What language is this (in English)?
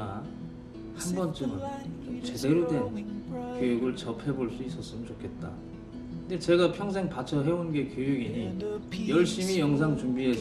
Korean